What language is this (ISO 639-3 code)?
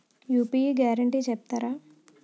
tel